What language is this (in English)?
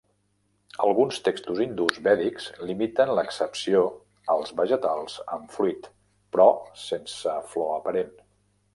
Catalan